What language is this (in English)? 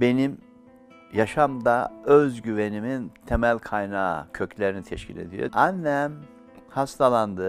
Turkish